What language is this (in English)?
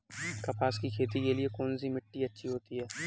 Hindi